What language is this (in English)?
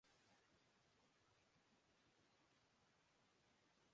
Urdu